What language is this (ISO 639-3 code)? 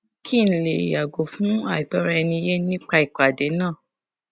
yor